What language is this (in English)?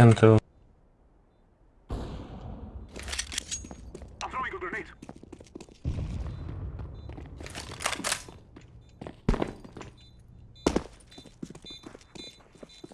English